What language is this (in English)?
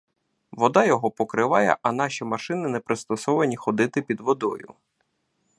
Ukrainian